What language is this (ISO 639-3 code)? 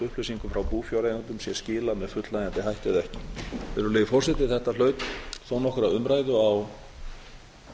isl